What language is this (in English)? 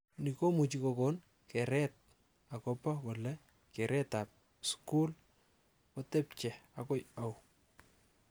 Kalenjin